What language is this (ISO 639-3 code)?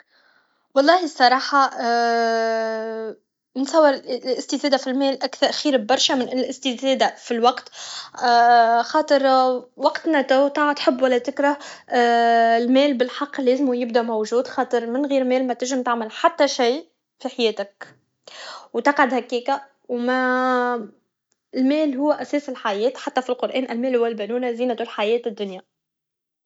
aeb